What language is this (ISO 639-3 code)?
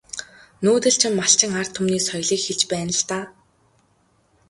mon